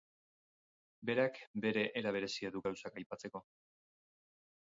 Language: Basque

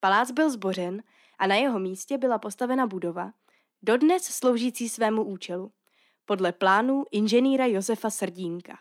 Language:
Czech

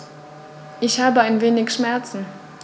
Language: German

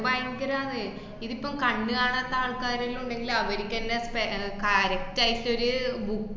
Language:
Malayalam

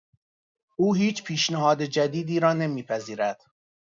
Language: Persian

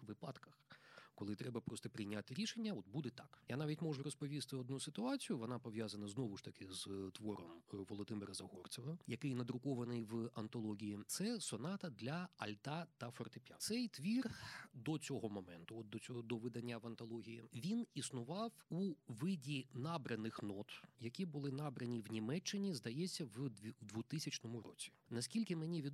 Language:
Ukrainian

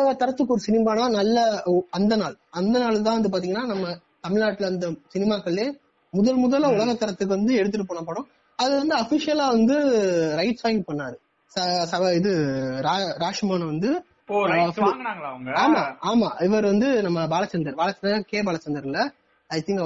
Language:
Tamil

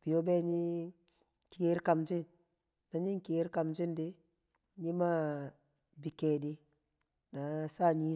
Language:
Kamo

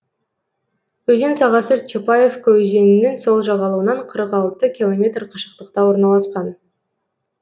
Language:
Kazakh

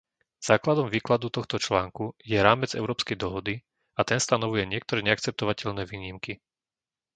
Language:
Slovak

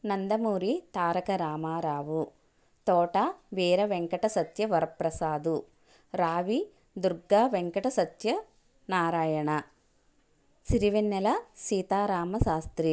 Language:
Telugu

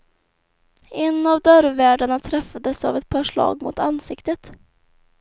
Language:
Swedish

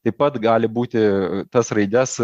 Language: Lithuanian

